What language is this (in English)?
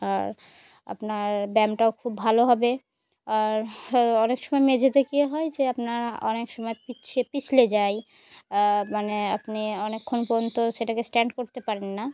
Bangla